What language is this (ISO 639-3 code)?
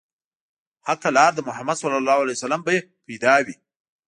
pus